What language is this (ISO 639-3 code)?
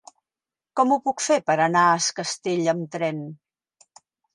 cat